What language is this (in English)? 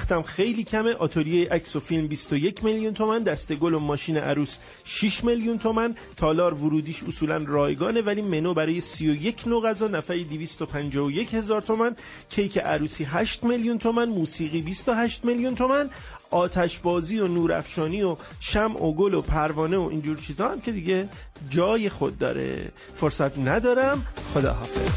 Persian